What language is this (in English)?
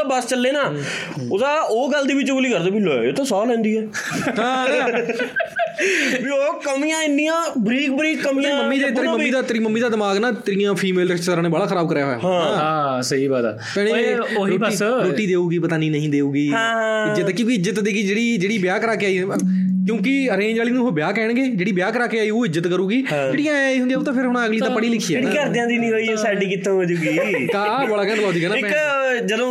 Punjabi